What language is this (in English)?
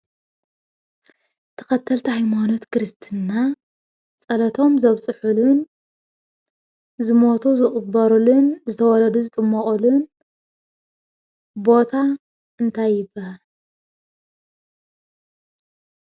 Tigrinya